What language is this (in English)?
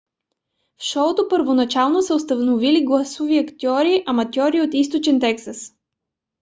Bulgarian